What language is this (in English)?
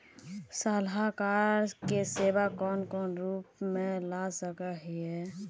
Magahi